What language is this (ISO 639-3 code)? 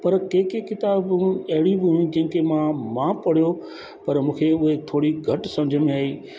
snd